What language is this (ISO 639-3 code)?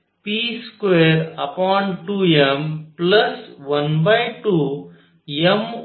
mar